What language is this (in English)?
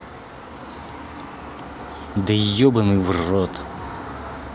Russian